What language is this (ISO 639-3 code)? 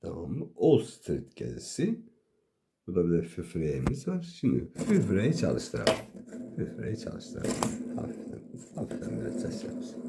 tur